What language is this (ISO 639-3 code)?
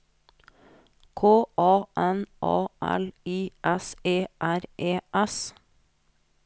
nor